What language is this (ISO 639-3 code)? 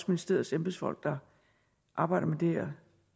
dan